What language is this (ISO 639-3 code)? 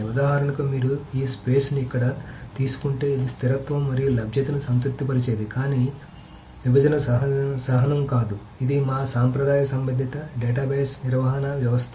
tel